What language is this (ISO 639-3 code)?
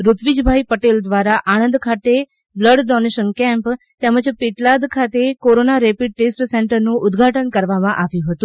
guj